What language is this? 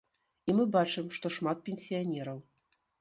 Belarusian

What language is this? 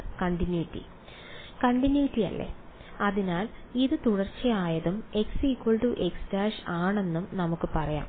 Malayalam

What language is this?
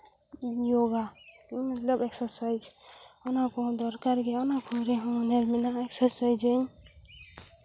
Santali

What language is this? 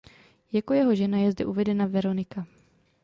Czech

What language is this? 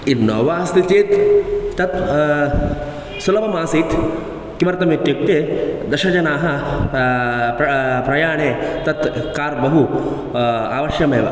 Sanskrit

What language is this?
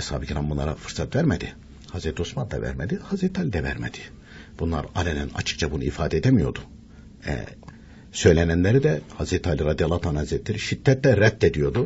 Turkish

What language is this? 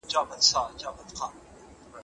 Pashto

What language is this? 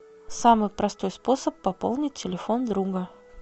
Russian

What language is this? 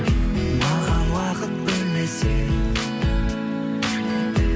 Kazakh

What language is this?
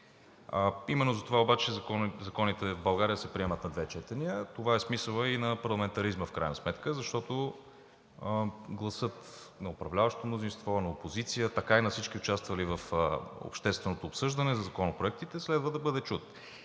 Bulgarian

